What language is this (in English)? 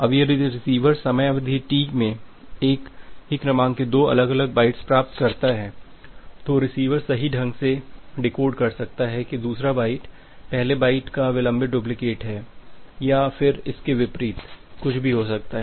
Hindi